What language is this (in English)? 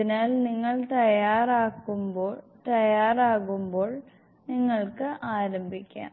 Malayalam